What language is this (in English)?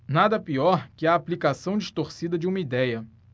Portuguese